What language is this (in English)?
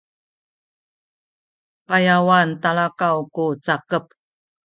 Sakizaya